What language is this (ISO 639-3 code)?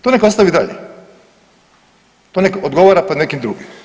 hrv